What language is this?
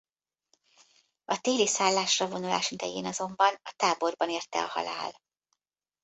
Hungarian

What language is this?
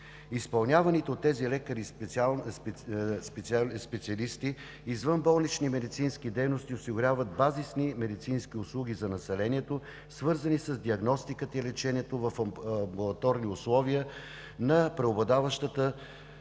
Bulgarian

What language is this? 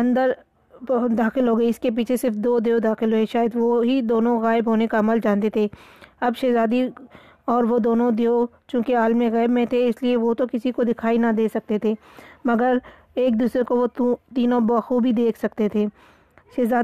Urdu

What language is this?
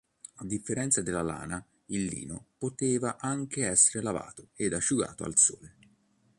Italian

